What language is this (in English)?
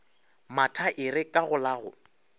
Northern Sotho